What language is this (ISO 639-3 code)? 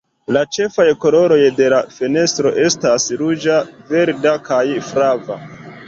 epo